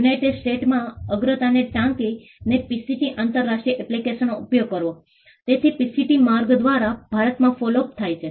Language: Gujarati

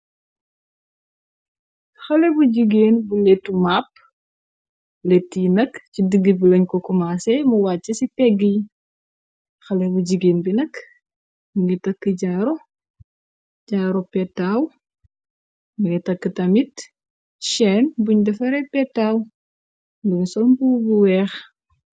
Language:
Wolof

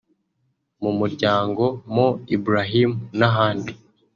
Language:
Kinyarwanda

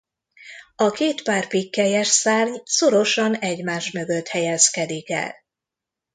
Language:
Hungarian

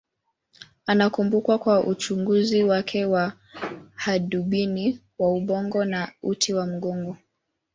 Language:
Swahili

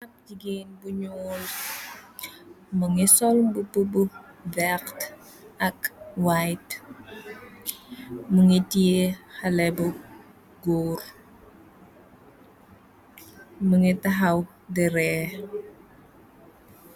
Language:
Wolof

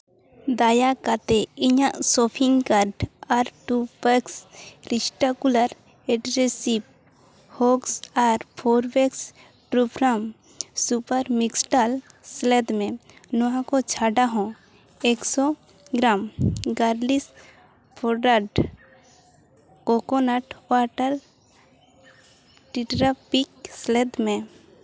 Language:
Santali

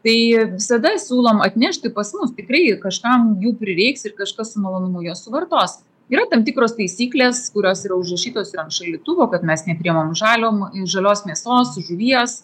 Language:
Lithuanian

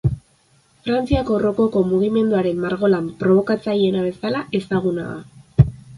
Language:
Basque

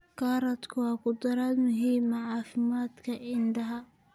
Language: Somali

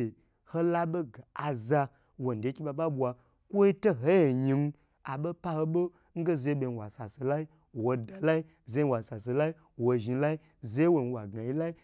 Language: Gbagyi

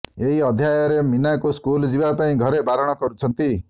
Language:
Odia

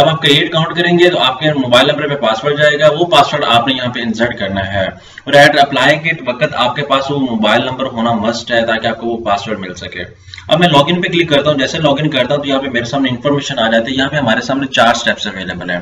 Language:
Hindi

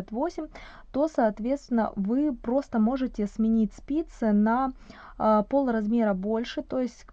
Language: Russian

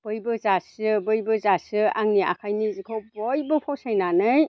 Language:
Bodo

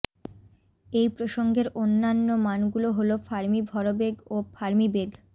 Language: Bangla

